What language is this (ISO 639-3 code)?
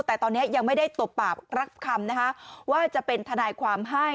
tha